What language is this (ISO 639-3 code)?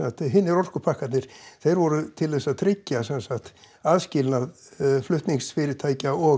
isl